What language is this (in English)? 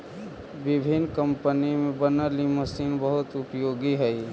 Magahi